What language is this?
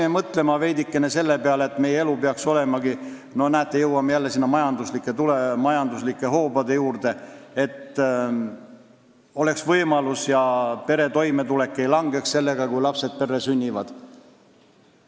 Estonian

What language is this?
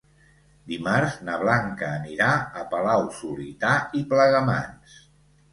Catalan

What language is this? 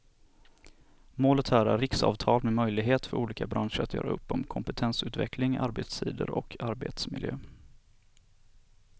Swedish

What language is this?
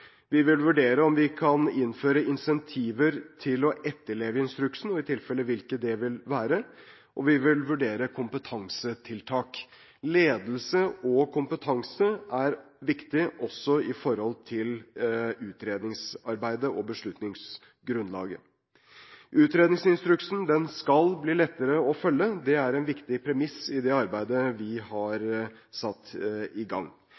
Norwegian Bokmål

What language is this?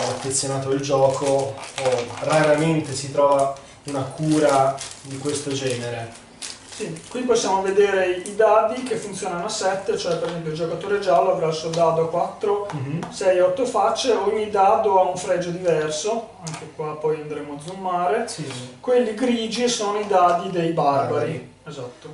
Italian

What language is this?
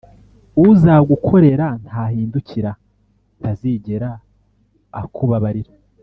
Kinyarwanda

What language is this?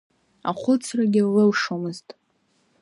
Abkhazian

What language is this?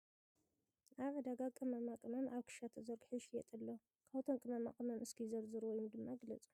Tigrinya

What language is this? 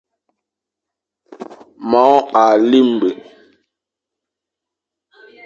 Fang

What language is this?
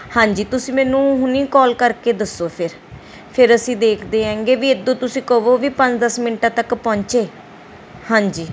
Punjabi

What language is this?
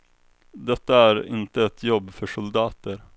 Swedish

